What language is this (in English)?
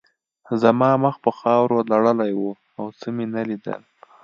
Pashto